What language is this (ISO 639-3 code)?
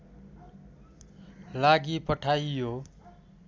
nep